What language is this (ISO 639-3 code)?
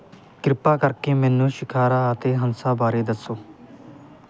pan